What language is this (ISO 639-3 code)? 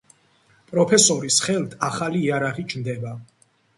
kat